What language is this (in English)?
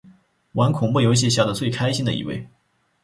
Chinese